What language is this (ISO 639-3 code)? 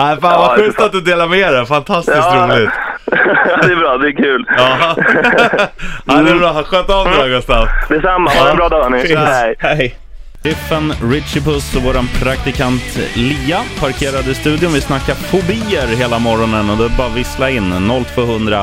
swe